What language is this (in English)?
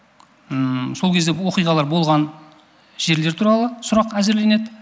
Kazakh